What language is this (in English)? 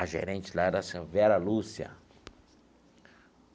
Portuguese